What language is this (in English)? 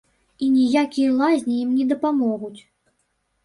Belarusian